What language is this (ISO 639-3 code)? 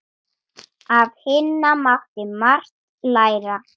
isl